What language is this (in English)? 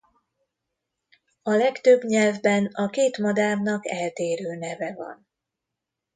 Hungarian